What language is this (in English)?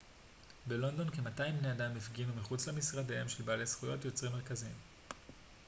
Hebrew